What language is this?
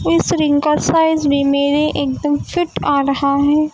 Urdu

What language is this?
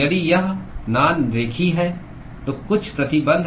Hindi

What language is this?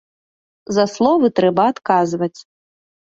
Belarusian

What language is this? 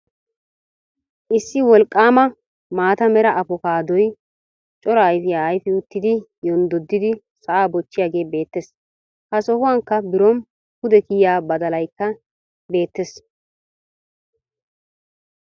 Wolaytta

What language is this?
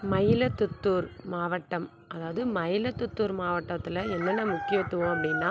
Tamil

